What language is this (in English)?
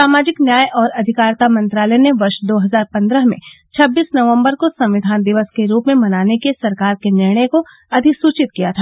Hindi